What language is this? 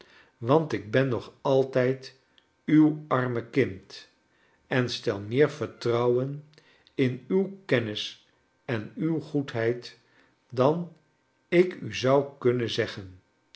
Dutch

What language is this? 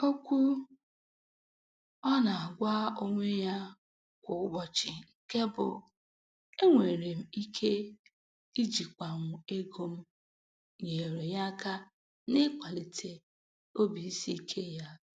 Igbo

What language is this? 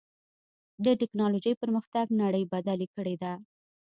Pashto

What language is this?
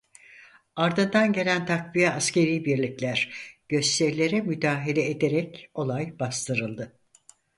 Turkish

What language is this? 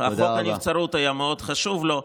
Hebrew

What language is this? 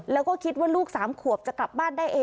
Thai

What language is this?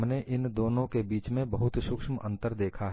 Hindi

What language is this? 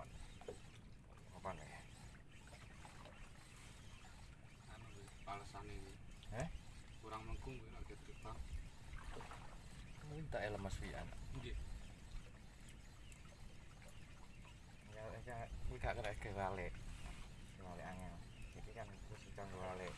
Indonesian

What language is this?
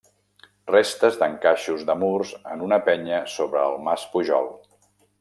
Catalan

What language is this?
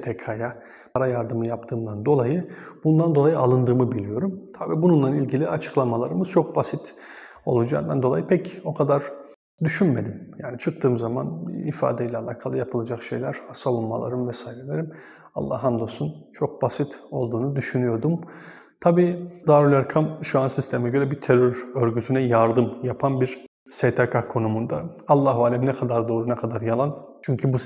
Turkish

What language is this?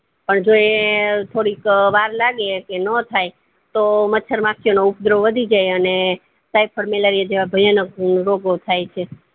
Gujarati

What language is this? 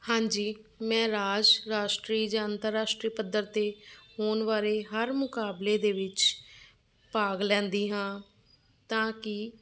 Punjabi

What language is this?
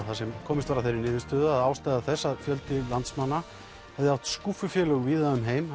Icelandic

